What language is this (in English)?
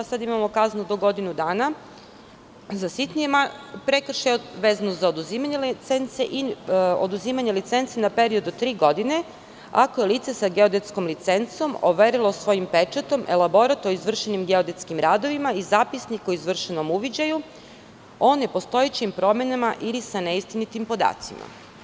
Serbian